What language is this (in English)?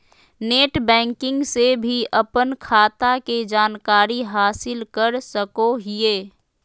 Magahi